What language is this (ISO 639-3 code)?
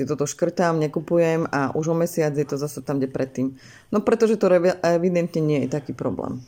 slk